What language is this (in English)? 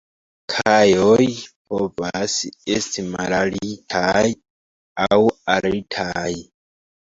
Esperanto